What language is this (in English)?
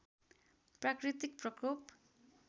Nepali